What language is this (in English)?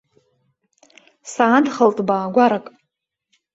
Abkhazian